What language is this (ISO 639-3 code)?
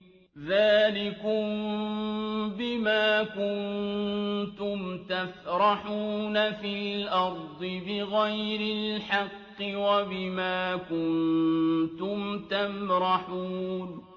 ara